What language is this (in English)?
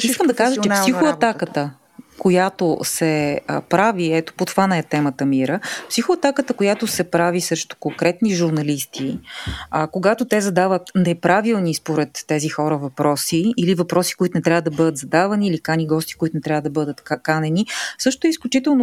Bulgarian